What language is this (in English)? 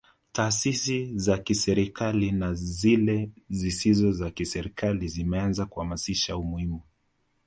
Swahili